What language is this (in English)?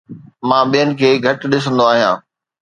Sindhi